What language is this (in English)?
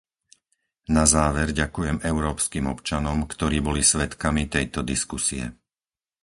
Slovak